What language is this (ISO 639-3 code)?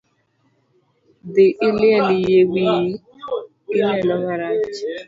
luo